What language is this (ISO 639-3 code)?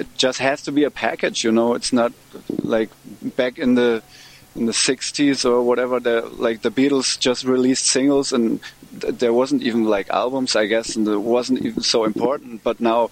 eng